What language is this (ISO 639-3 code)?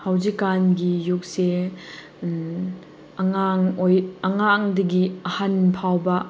mni